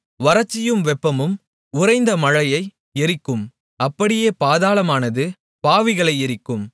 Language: Tamil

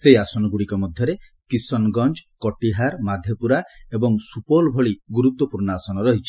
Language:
Odia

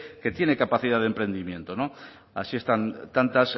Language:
Spanish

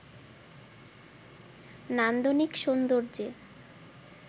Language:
Bangla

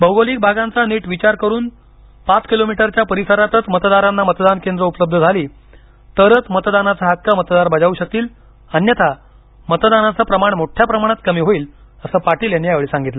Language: Marathi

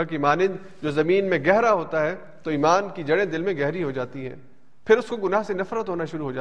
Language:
Urdu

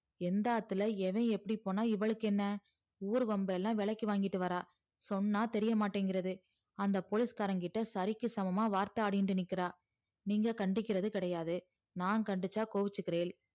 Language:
Tamil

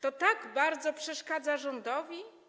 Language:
Polish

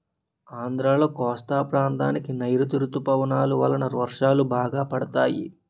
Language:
Telugu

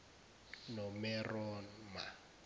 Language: Zulu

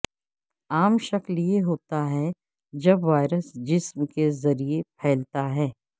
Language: Urdu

